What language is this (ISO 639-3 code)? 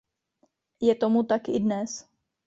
ces